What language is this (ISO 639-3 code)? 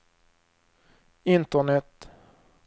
swe